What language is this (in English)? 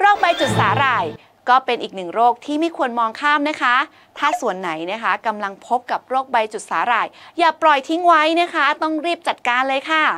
Thai